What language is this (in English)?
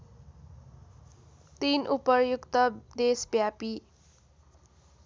Nepali